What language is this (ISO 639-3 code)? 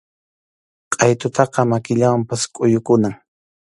qxu